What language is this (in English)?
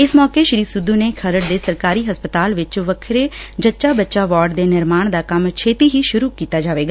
Punjabi